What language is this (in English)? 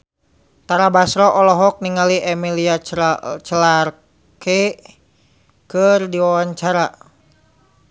Sundanese